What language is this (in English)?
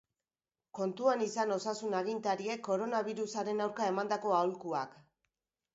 Basque